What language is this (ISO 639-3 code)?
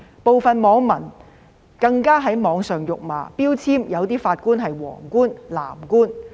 yue